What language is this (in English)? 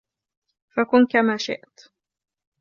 Arabic